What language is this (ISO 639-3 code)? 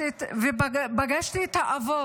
heb